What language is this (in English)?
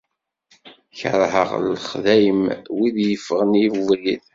Kabyle